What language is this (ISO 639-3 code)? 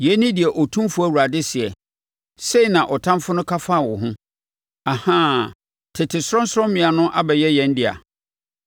aka